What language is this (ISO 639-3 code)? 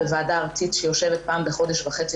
heb